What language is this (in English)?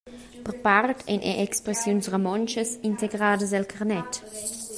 Romansh